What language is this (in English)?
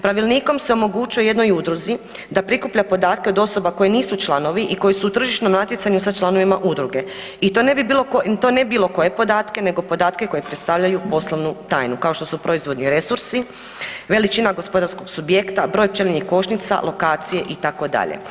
Croatian